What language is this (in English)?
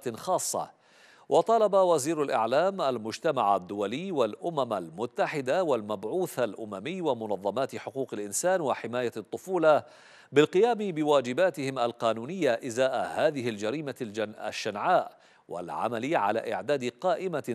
Arabic